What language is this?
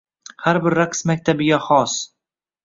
Uzbek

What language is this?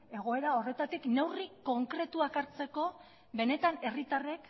Basque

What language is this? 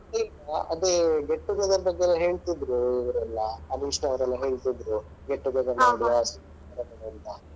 Kannada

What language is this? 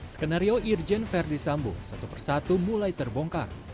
Indonesian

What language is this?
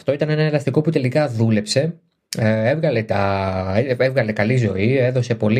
Greek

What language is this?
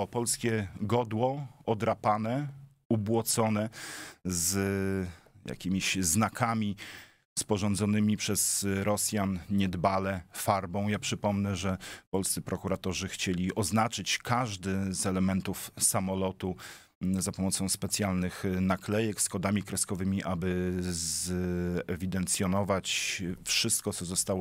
Polish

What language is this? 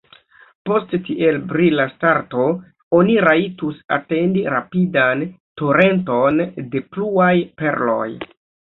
Esperanto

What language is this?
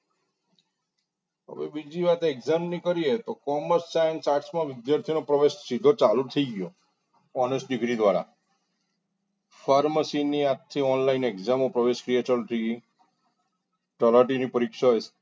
Gujarati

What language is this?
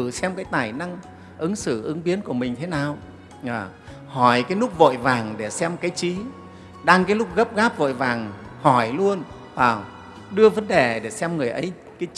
Vietnamese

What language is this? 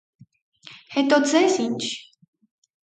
Armenian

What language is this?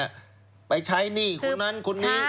Thai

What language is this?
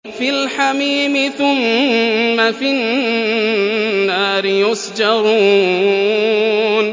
Arabic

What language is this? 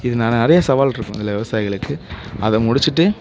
Tamil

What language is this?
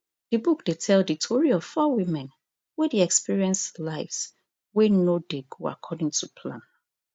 Nigerian Pidgin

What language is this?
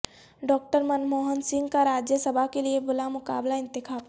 Urdu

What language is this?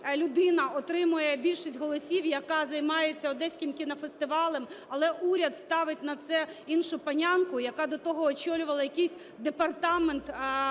Ukrainian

